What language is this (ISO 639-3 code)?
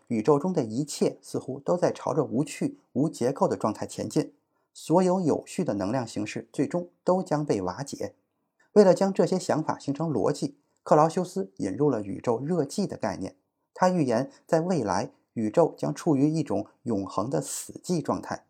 zho